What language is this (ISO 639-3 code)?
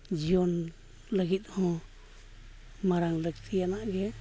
sat